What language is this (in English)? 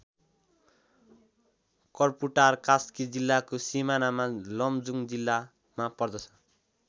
Nepali